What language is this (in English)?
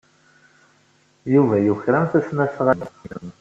Kabyle